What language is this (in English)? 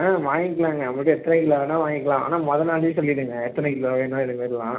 Tamil